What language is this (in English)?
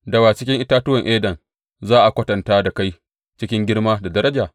Hausa